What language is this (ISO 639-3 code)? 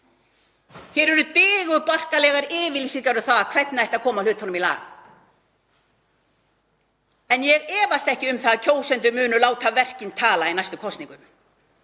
isl